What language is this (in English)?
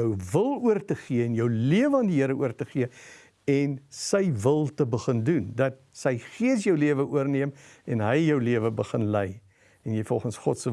Dutch